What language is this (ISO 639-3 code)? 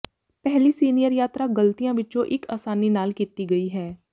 pan